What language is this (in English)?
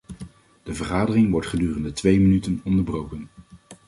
Dutch